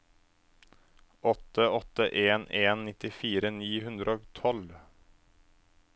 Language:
Norwegian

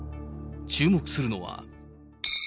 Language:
Japanese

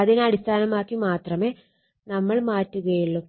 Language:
Malayalam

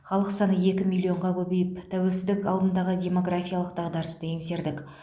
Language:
Kazakh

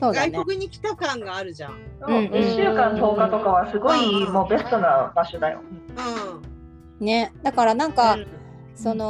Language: Japanese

